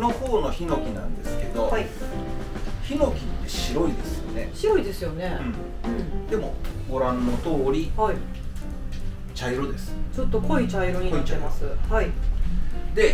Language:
Japanese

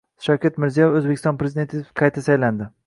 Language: Uzbek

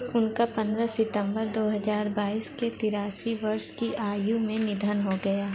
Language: Hindi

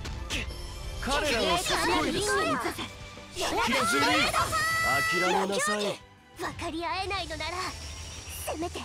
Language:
Japanese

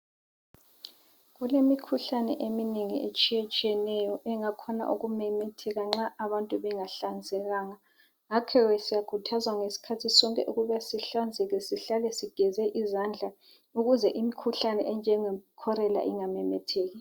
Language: North Ndebele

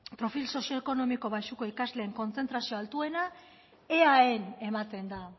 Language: Basque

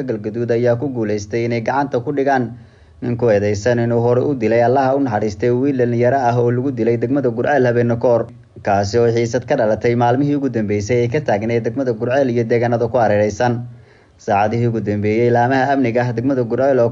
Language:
Arabic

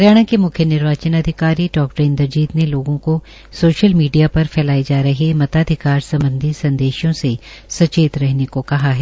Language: Hindi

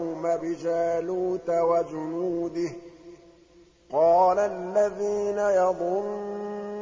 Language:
Arabic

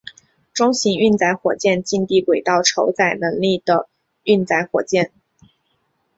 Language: Chinese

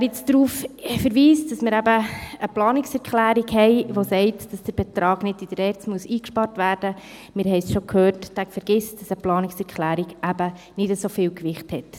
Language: Swiss German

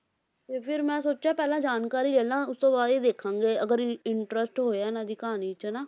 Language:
Punjabi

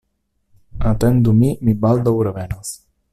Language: Esperanto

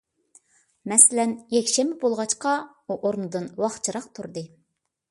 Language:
Uyghur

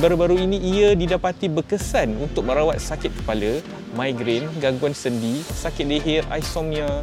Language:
Malay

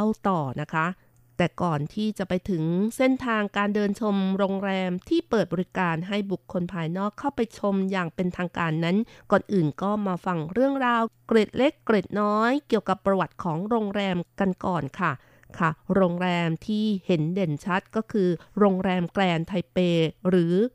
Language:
Thai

